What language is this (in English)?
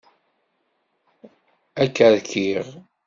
Kabyle